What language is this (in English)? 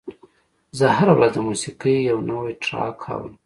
Pashto